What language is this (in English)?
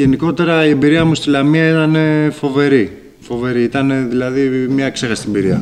Greek